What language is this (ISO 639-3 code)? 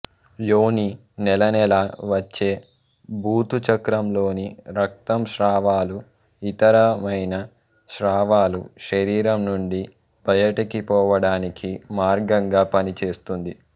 tel